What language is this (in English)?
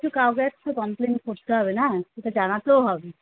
Bangla